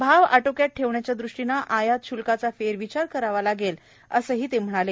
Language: Marathi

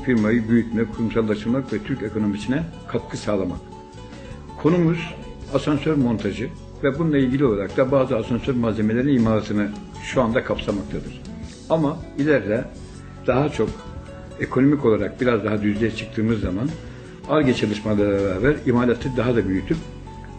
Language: Turkish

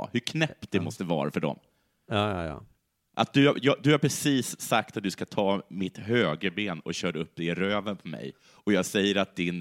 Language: Swedish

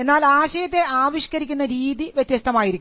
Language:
Malayalam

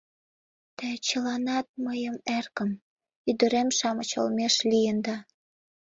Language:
Mari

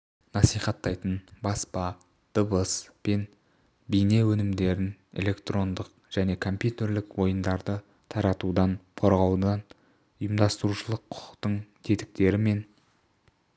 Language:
Kazakh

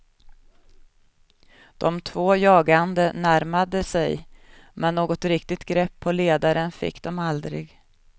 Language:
Swedish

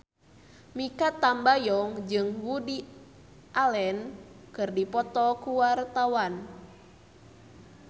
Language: Sundanese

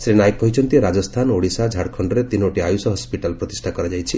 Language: Odia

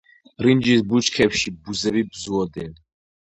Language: Georgian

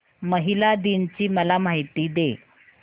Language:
Marathi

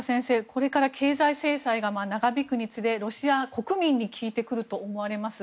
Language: Japanese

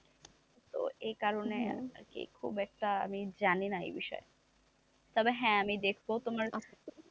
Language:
Bangla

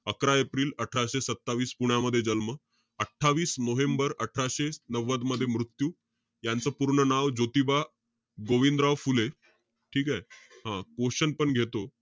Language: Marathi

